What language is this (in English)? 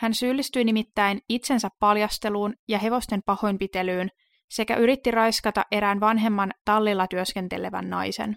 Finnish